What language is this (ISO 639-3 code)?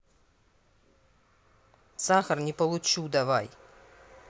rus